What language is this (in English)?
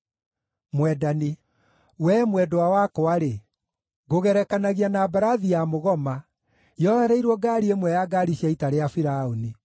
Kikuyu